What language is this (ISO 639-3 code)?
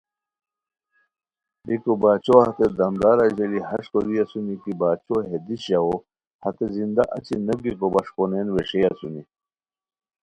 khw